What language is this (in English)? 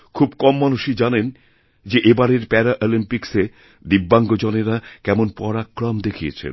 Bangla